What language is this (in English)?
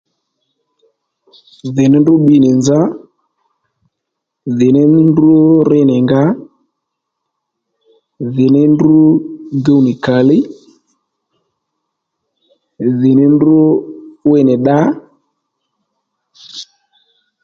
Lendu